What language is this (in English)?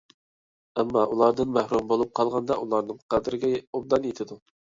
Uyghur